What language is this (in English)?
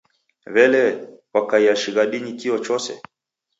Taita